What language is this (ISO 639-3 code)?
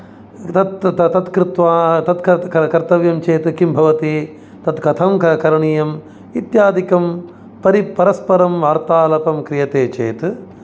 san